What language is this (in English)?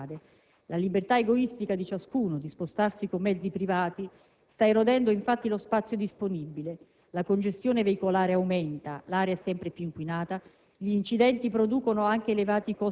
Italian